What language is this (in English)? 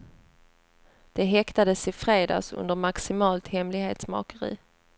Swedish